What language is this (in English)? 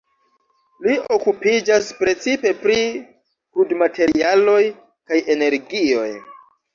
Esperanto